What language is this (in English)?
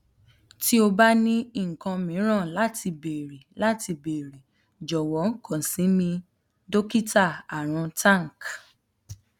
Yoruba